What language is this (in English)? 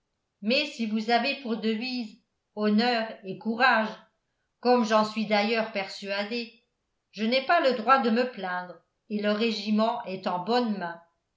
French